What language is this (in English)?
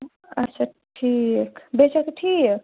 Kashmiri